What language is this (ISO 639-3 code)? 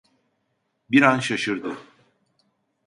tur